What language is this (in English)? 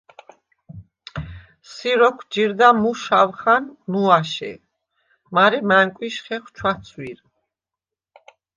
Svan